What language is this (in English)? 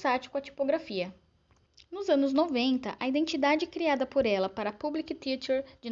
Portuguese